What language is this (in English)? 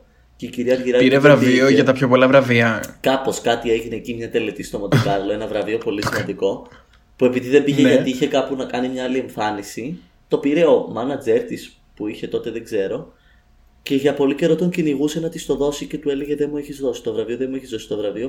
Greek